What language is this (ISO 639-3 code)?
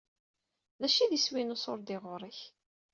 kab